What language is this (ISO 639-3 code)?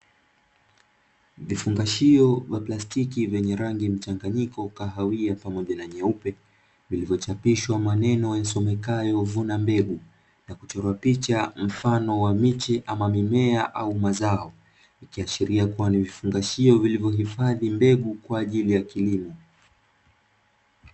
swa